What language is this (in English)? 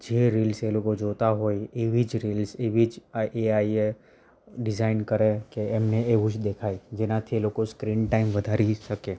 Gujarati